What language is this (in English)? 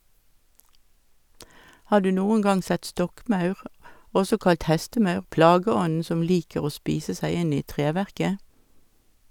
Norwegian